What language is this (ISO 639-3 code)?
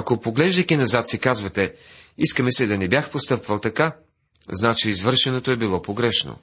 bul